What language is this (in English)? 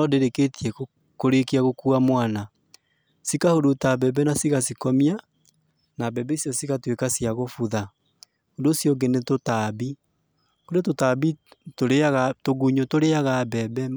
Kikuyu